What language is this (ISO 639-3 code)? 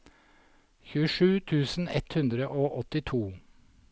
nor